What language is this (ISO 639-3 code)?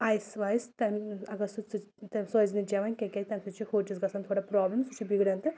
kas